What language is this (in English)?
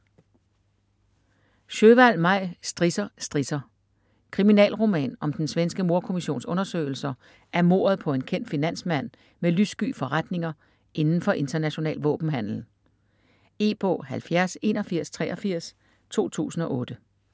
Danish